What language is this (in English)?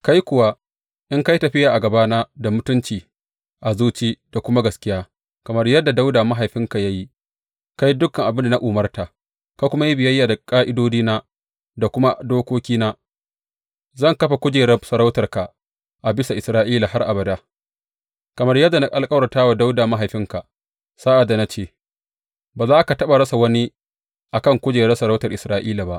Hausa